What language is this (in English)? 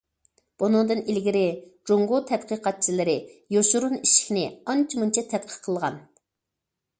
Uyghur